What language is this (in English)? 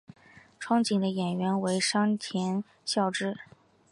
Chinese